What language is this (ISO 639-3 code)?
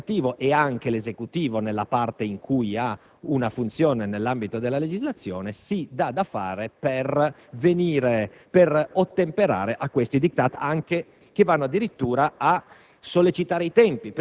ita